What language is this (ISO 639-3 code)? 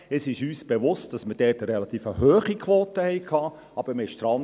gsw